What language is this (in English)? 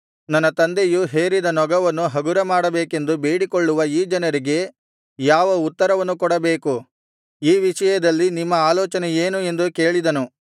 Kannada